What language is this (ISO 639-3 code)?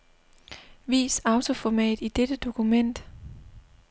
dan